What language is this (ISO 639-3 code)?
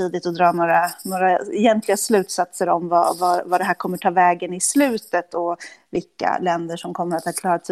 swe